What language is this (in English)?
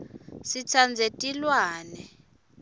Swati